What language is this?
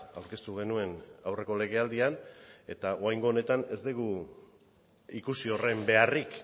Basque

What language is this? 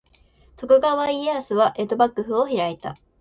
Japanese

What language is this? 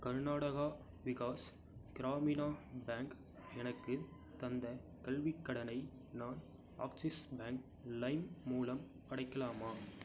Tamil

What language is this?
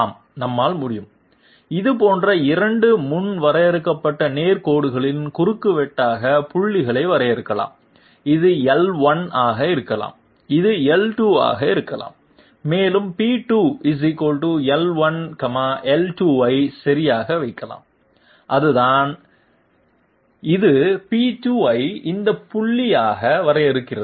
Tamil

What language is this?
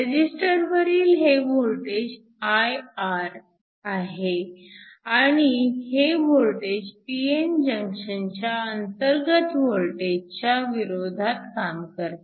Marathi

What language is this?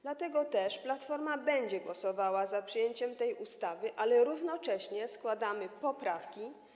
Polish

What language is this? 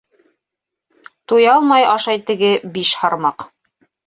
Bashkir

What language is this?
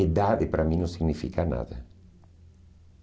Portuguese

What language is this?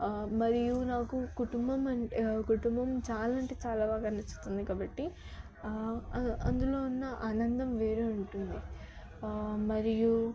Telugu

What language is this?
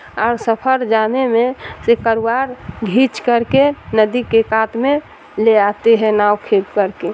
Urdu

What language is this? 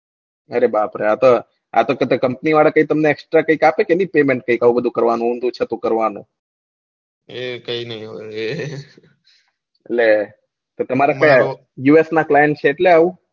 Gujarati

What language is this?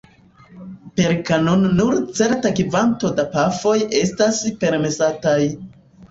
Esperanto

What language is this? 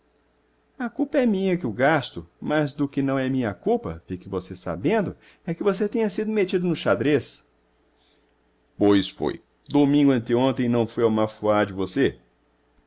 Portuguese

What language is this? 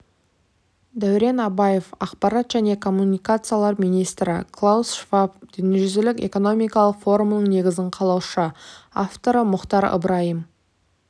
Kazakh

